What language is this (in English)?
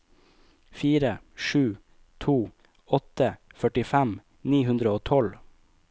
Norwegian